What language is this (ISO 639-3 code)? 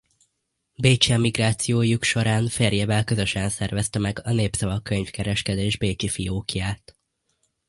hun